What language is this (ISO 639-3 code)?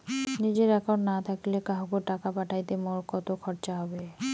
ben